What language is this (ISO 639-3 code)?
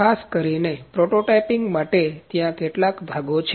guj